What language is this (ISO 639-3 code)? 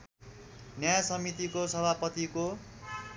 nep